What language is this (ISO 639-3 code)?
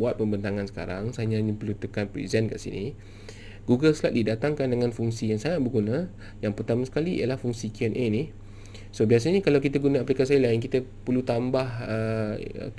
msa